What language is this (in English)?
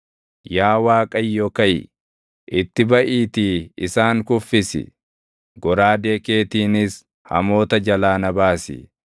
Oromo